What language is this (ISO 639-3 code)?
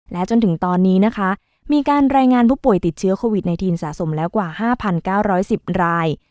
tha